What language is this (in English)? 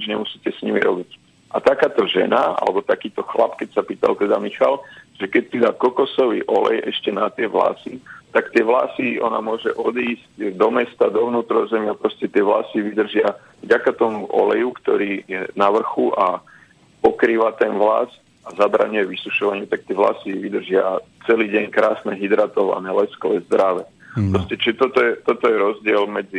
Slovak